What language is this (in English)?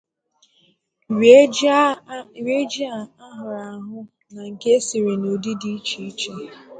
Igbo